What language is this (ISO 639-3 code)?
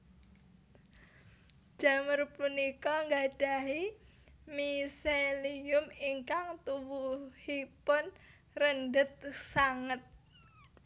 jav